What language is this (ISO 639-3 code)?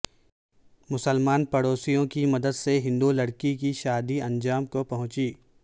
urd